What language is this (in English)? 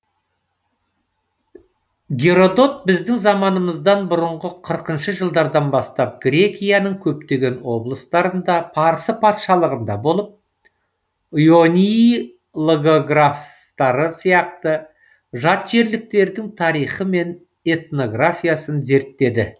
Kazakh